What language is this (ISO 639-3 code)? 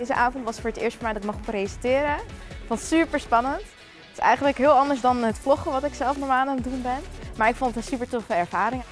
nld